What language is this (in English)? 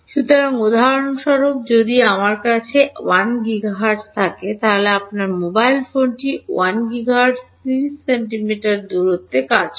Bangla